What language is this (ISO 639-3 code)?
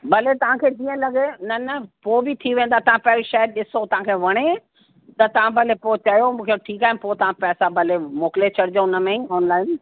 snd